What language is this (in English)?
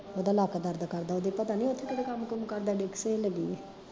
Punjabi